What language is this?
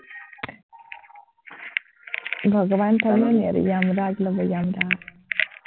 Assamese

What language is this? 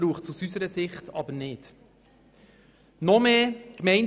Swiss German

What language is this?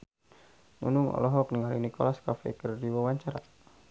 Sundanese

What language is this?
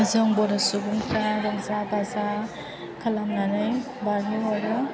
Bodo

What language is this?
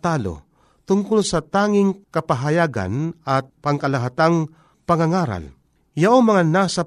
Filipino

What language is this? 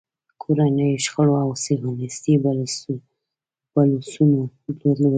Pashto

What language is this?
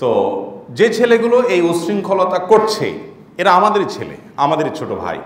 Arabic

